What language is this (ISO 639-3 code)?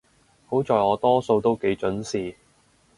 yue